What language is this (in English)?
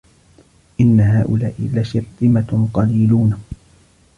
Arabic